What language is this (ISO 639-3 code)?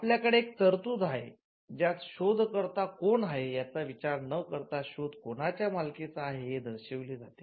mar